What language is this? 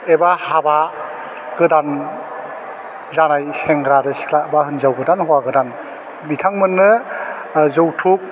Bodo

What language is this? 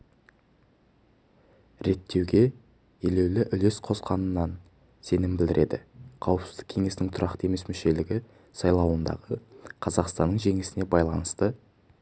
Kazakh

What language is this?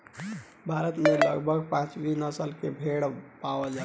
Bhojpuri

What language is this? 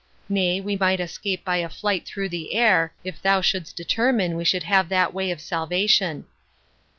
English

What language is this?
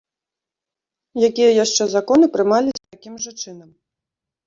Belarusian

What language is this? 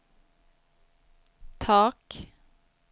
Swedish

